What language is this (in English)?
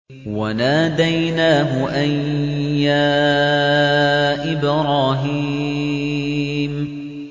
Arabic